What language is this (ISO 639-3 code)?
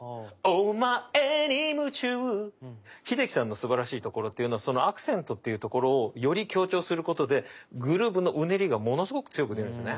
jpn